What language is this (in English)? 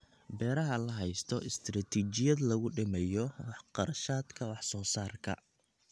Somali